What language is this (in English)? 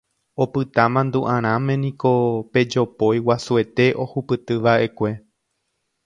Guarani